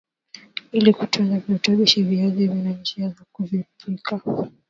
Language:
Swahili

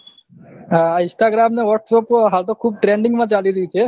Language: Gujarati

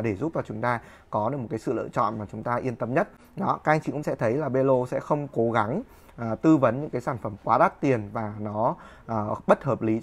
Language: Vietnamese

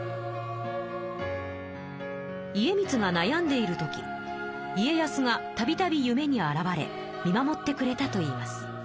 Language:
Japanese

